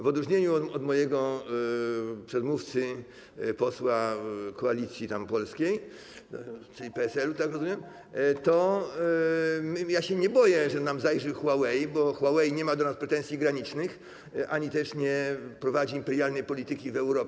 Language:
Polish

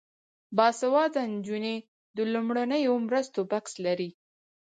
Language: Pashto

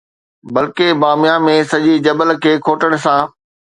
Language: Sindhi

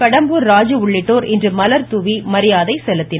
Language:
Tamil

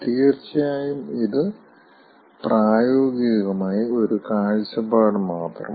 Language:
Malayalam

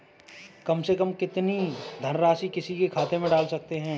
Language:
Hindi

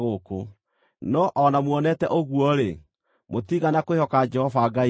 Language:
Kikuyu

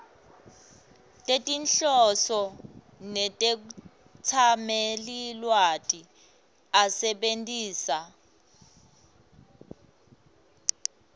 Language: Swati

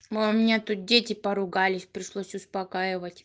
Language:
Russian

